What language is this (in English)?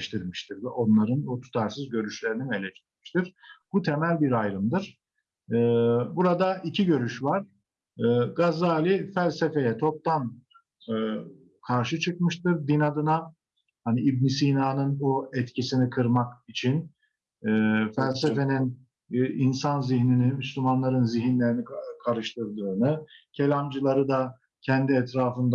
Turkish